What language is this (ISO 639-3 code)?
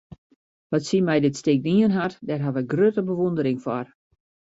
fry